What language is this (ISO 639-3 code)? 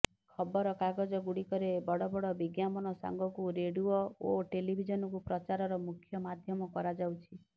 ori